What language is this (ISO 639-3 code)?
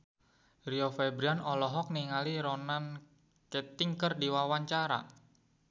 sun